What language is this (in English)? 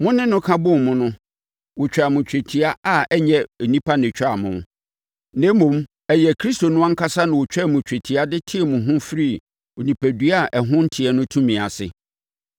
Akan